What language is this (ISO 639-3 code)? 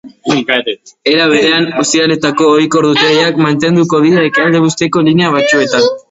eus